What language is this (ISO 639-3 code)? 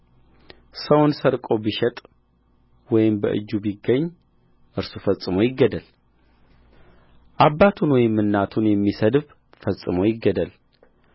amh